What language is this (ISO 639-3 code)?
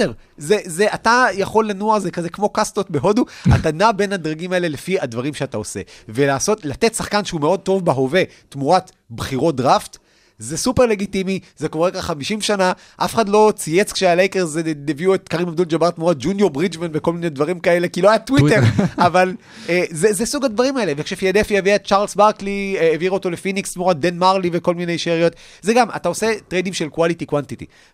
heb